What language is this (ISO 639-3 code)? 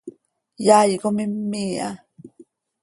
sei